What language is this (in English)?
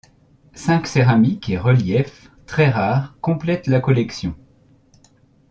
French